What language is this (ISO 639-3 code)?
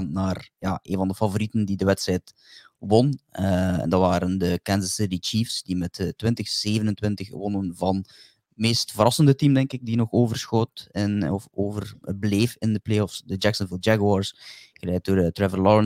nld